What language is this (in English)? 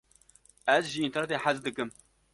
Kurdish